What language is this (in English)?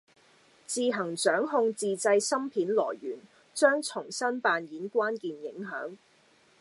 Cantonese